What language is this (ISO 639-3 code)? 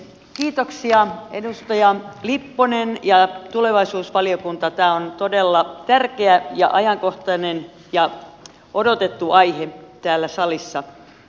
fin